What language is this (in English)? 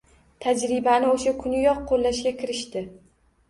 Uzbek